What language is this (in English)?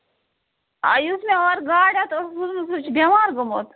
Kashmiri